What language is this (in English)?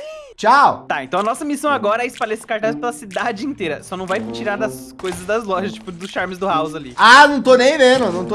Portuguese